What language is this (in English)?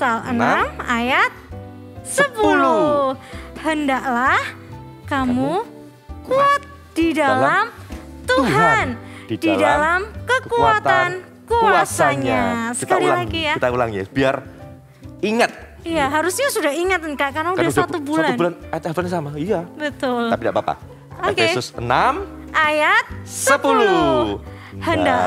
Indonesian